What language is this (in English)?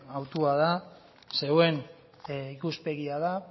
Basque